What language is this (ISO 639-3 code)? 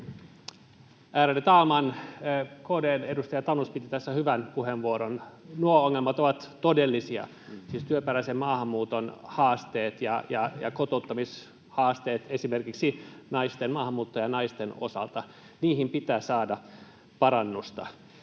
fin